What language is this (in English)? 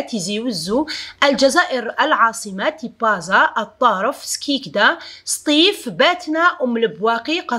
Arabic